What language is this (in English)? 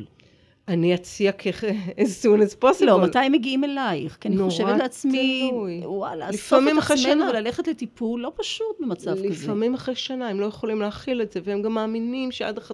Hebrew